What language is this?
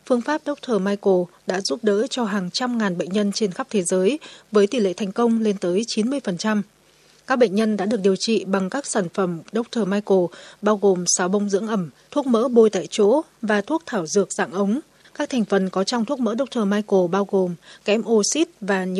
Vietnamese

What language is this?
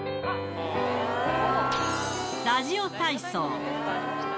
Japanese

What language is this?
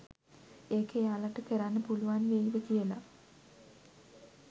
Sinhala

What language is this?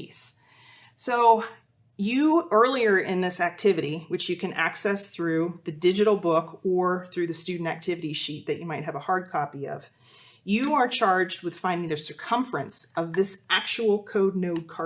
English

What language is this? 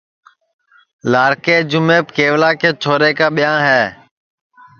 Sansi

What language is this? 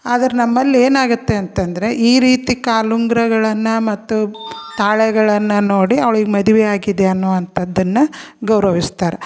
Kannada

